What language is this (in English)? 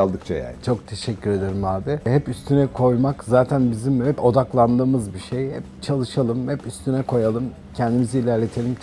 Turkish